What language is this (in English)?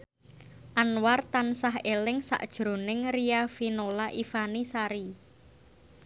Javanese